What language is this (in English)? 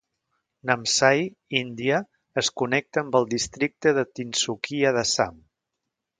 Catalan